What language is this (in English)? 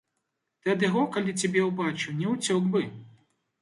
Belarusian